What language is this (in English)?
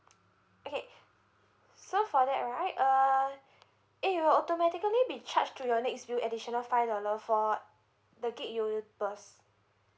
English